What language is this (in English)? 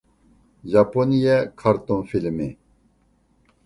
Uyghur